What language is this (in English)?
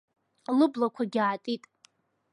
Abkhazian